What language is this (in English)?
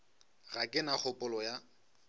Northern Sotho